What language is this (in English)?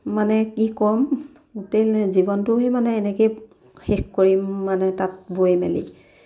Assamese